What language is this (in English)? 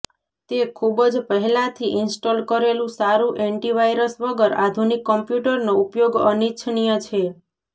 Gujarati